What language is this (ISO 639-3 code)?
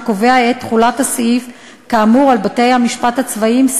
heb